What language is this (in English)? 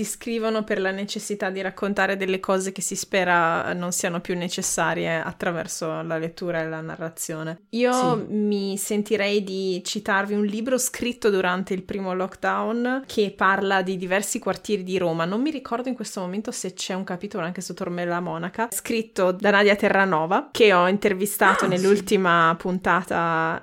Italian